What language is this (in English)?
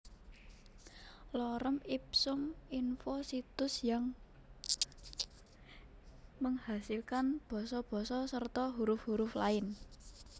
Javanese